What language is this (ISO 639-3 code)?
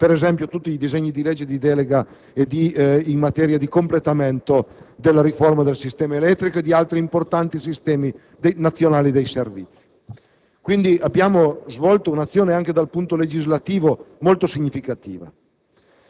ita